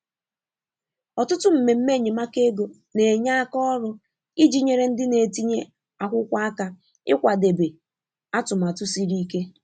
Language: Igbo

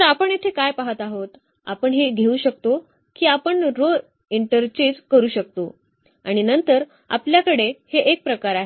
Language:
Marathi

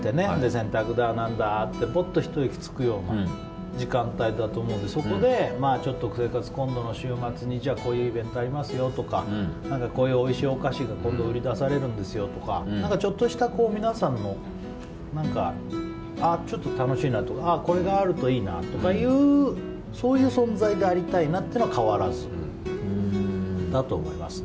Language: Japanese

